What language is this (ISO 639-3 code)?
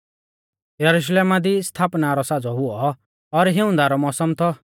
bfz